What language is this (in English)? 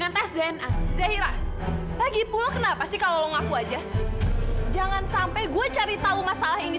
Indonesian